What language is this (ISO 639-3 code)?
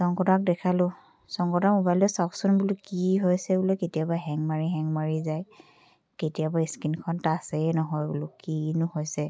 asm